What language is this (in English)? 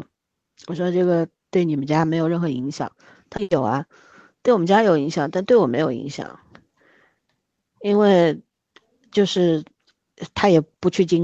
Chinese